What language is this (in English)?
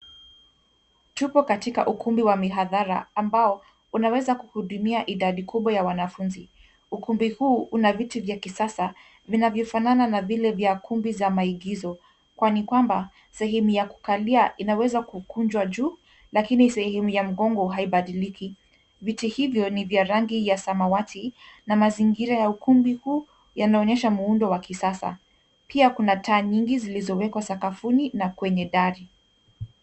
Swahili